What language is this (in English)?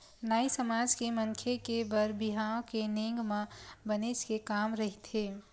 Chhattisgarhi